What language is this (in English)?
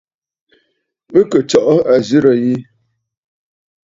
Bafut